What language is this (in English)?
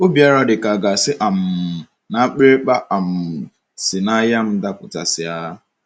Igbo